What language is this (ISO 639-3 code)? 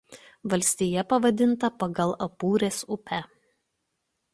lit